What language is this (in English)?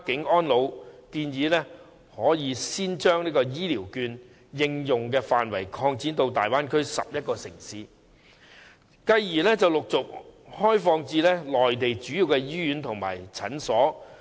Cantonese